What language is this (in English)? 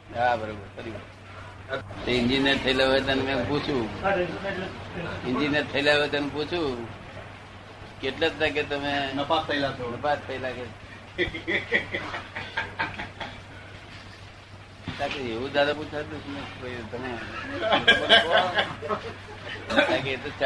Gujarati